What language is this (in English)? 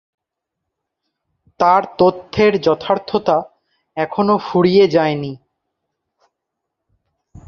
Bangla